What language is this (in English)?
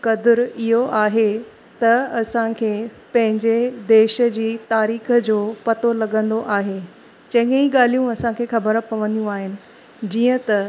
Sindhi